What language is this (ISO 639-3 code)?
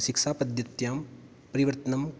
san